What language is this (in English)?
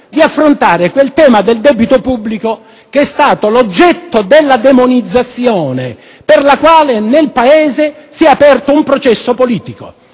Italian